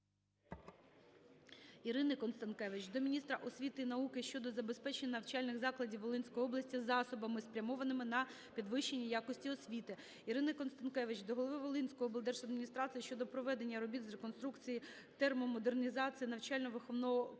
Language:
Ukrainian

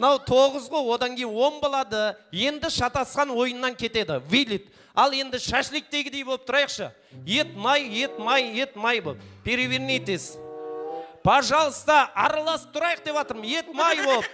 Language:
Turkish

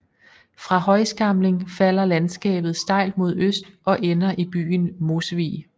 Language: Danish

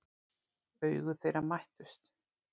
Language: Icelandic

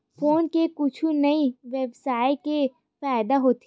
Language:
Chhattisgarhi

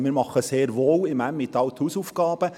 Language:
Swiss German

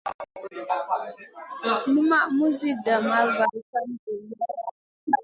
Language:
Masana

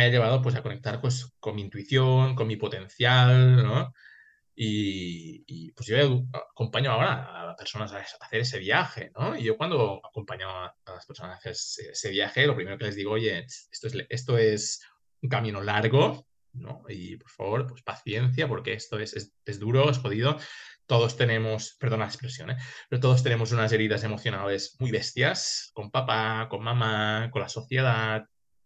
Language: Spanish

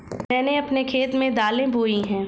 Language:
Hindi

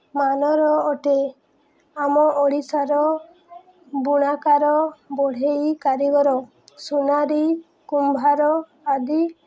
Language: Odia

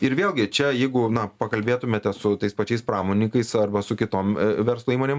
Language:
Lithuanian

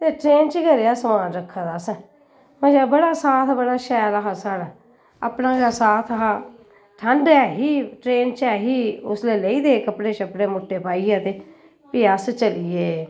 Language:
Dogri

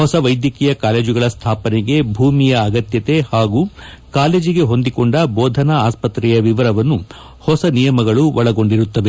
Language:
Kannada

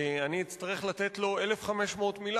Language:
Hebrew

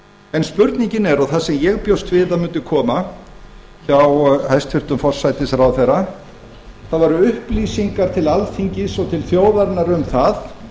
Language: Icelandic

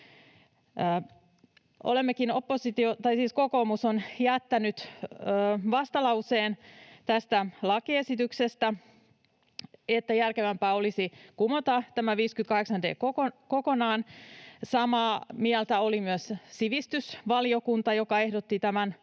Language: Finnish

